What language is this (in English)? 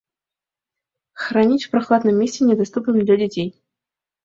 Mari